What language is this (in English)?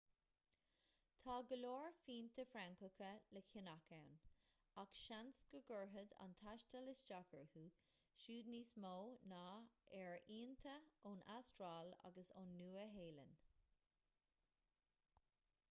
Irish